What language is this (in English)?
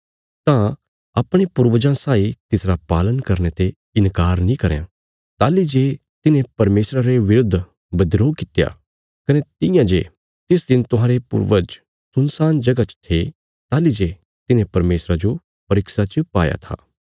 Bilaspuri